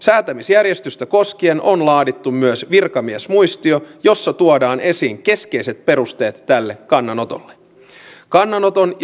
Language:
Finnish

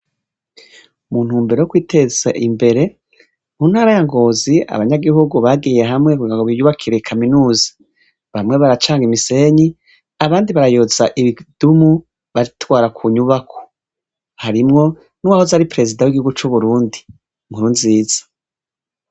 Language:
Rundi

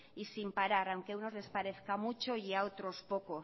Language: Spanish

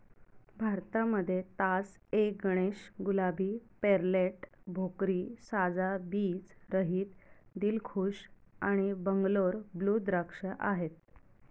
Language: Marathi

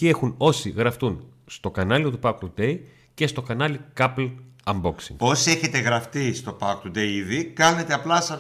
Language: Greek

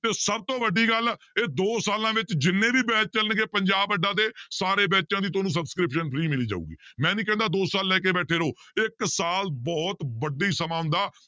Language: Punjabi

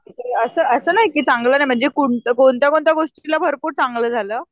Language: Marathi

